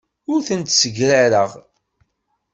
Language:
Kabyle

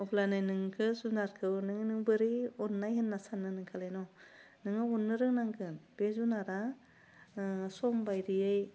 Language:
Bodo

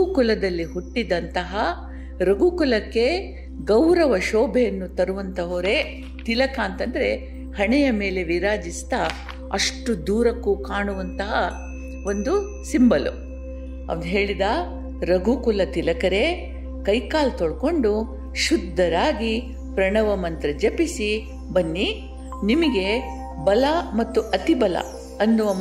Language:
Kannada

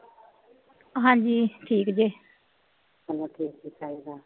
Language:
Punjabi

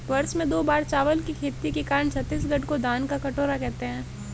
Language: Hindi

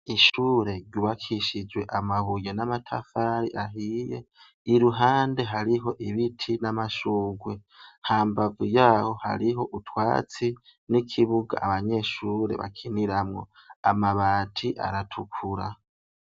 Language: Rundi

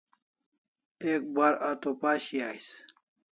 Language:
Kalasha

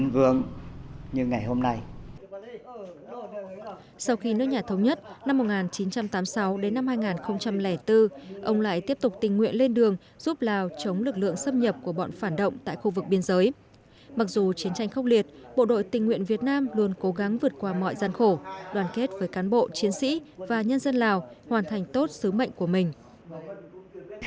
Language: Vietnamese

